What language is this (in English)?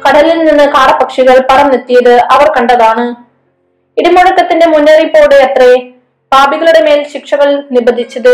Malayalam